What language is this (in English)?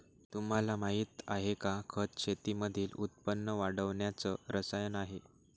Marathi